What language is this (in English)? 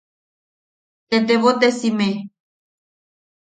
Yaqui